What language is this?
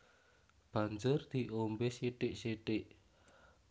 Javanese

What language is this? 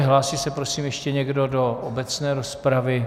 Czech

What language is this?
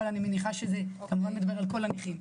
Hebrew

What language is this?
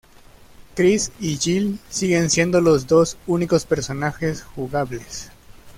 Spanish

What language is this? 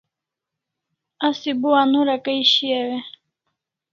Kalasha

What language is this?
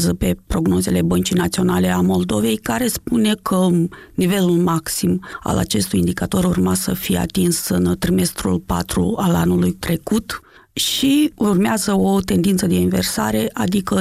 Romanian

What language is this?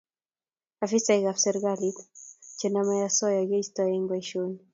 Kalenjin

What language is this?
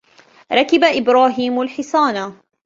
Arabic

